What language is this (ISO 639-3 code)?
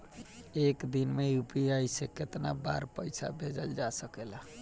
bho